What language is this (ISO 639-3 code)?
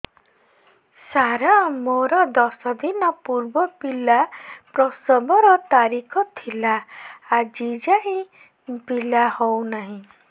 ori